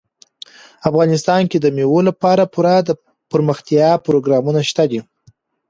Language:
Pashto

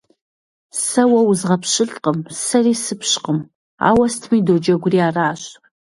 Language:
Kabardian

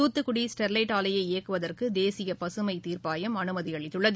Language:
Tamil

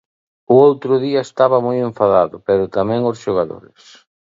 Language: Galician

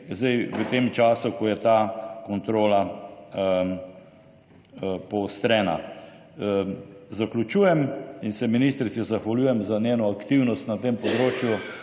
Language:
Slovenian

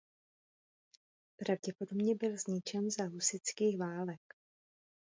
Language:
Czech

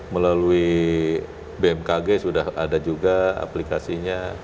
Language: Indonesian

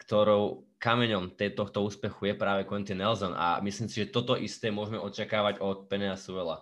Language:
Slovak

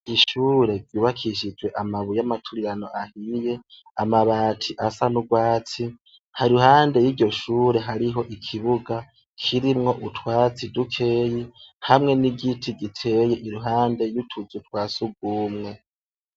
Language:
Rundi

